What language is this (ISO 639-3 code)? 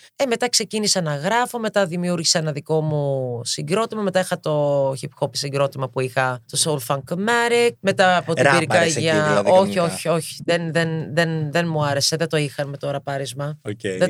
ell